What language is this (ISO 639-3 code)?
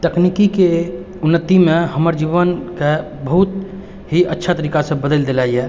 mai